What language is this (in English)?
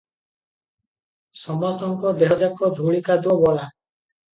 Odia